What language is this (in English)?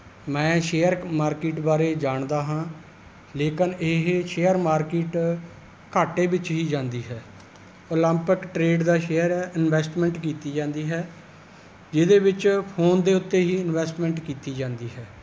Punjabi